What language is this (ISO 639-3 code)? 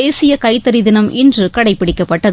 tam